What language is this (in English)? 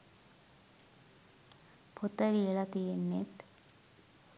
Sinhala